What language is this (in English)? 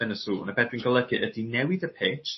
Welsh